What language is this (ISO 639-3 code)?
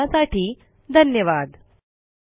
mar